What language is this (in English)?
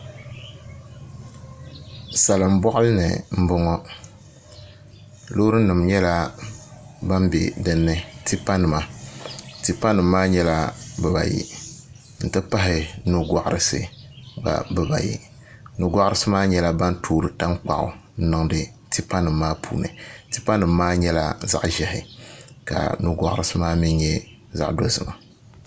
Dagbani